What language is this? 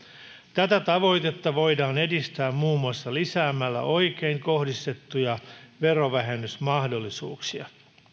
Finnish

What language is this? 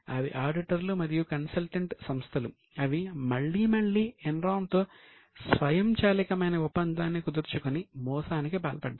Telugu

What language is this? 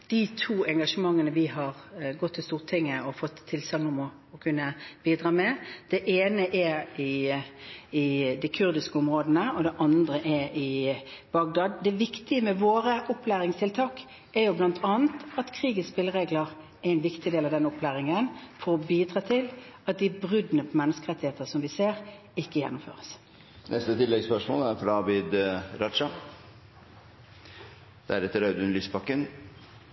Norwegian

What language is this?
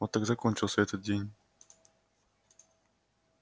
Russian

